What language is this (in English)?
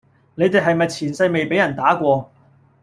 Cantonese